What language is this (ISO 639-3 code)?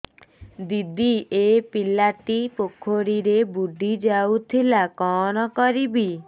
ori